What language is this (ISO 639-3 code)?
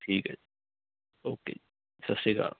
pan